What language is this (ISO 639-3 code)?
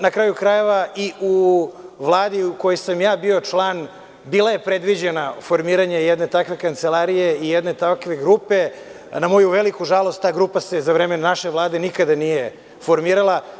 srp